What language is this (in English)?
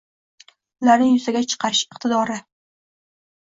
Uzbek